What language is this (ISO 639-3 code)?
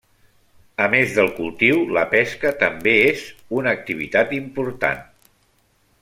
cat